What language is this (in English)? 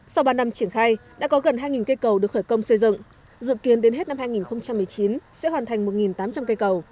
Vietnamese